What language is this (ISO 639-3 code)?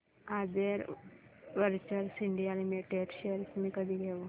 mar